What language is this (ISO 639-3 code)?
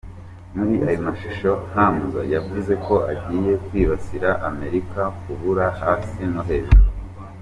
kin